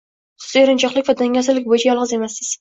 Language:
Uzbek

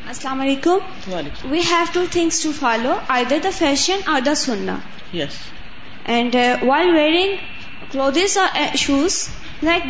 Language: Urdu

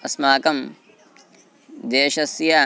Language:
Sanskrit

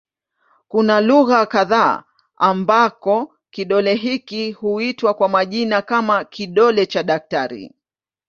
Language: Swahili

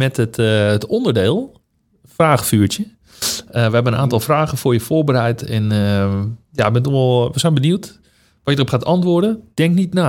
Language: Dutch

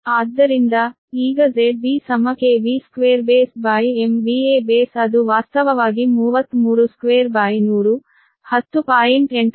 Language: Kannada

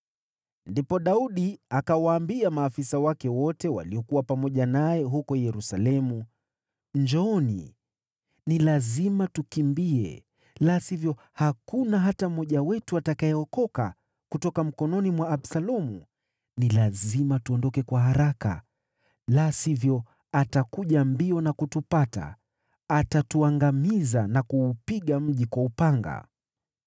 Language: Swahili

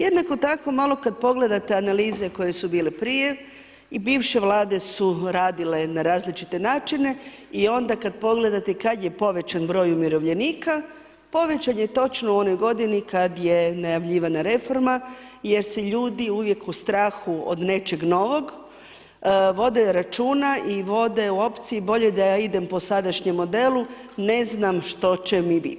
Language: Croatian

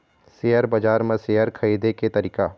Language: Chhattisgarhi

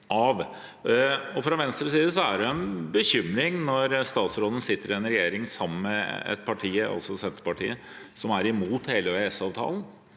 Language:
Norwegian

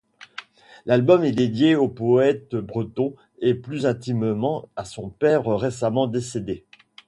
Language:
French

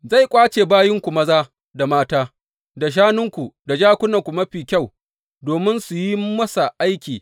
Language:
Hausa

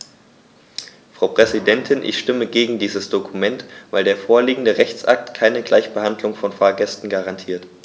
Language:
German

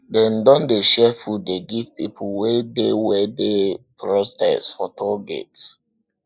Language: Nigerian Pidgin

